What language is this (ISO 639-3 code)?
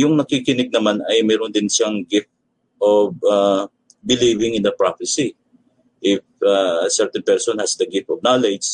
fil